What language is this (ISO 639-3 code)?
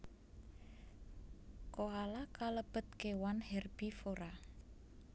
jav